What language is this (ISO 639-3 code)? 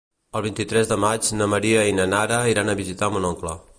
cat